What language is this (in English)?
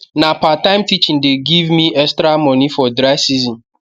Nigerian Pidgin